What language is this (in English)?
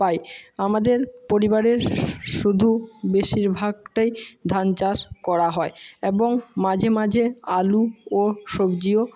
Bangla